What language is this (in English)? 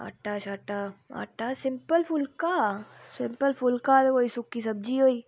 Dogri